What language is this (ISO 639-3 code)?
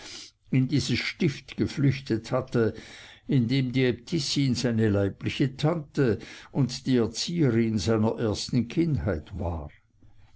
deu